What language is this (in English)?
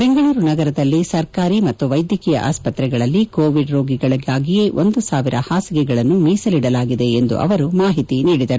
Kannada